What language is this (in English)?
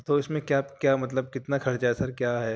Urdu